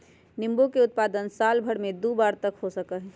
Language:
Magahi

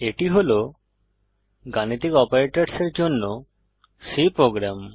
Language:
Bangla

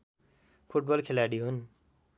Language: Nepali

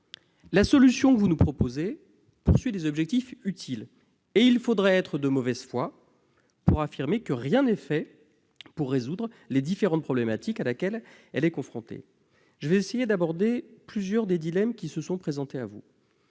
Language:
French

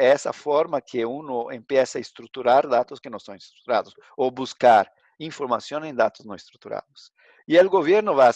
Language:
Spanish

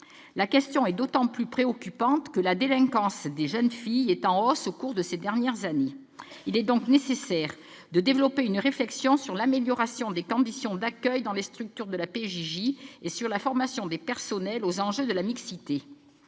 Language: French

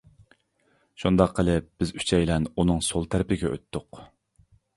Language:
Uyghur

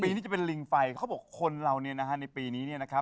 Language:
Thai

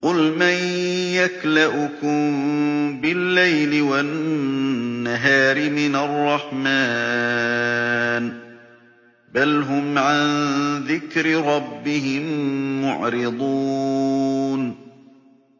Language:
Arabic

